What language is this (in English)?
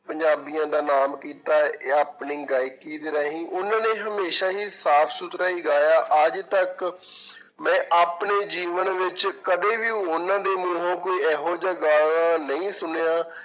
Punjabi